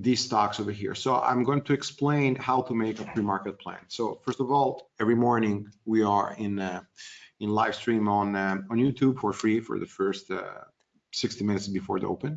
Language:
English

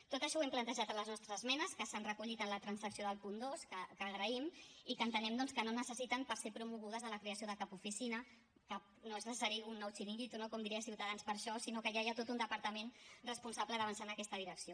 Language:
Catalan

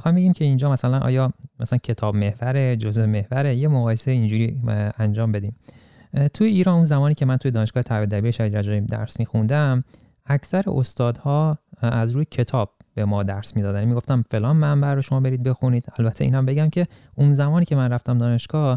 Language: Persian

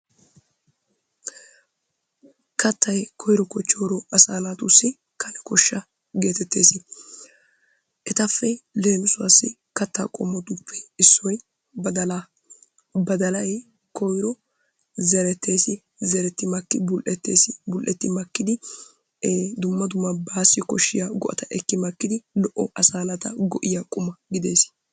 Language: Wolaytta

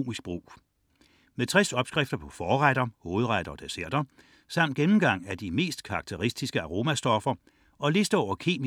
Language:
Danish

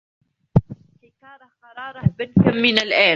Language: Arabic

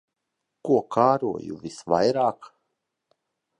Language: Latvian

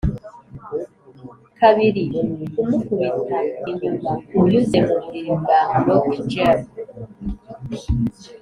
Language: Kinyarwanda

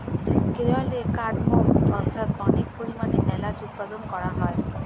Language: Bangla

